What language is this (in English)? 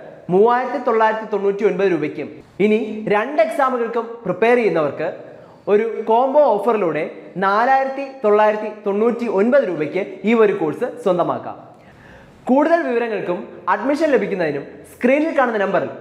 Malayalam